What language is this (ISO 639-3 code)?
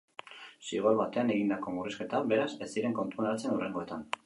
eus